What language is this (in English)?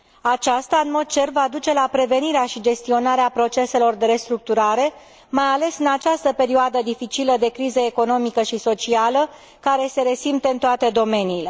Romanian